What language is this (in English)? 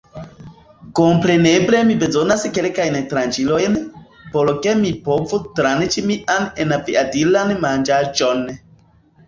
Esperanto